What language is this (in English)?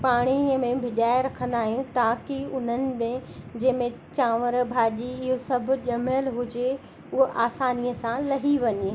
Sindhi